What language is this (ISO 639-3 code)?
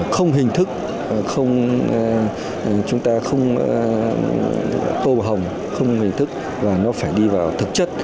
vie